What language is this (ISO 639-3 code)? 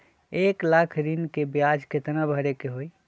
mag